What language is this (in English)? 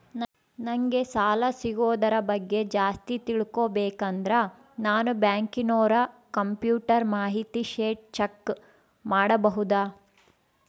Kannada